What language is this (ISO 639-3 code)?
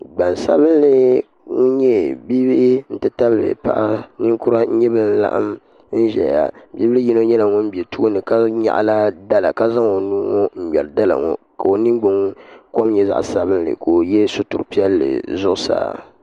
dag